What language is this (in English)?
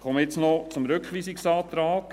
Swiss German